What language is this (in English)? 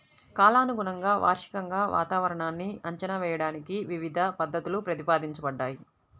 Telugu